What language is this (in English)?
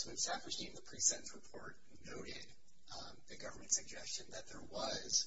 English